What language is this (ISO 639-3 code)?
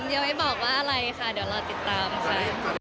tha